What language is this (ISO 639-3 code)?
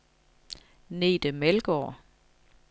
dan